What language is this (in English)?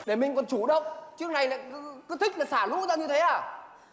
Vietnamese